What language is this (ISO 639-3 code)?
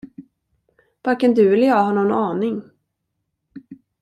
swe